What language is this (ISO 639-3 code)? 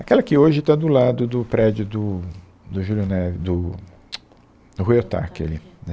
por